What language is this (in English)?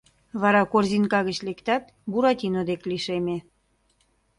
Mari